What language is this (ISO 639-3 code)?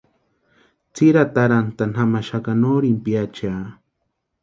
pua